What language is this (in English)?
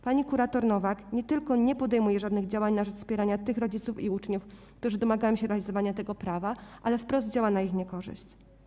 Polish